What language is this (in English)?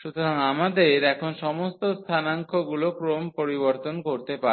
Bangla